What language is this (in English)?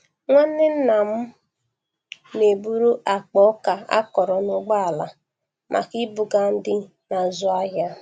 Igbo